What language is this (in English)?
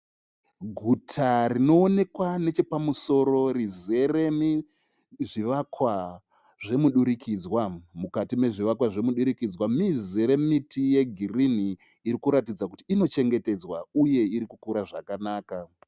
Shona